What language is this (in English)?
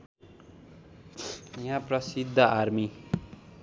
Nepali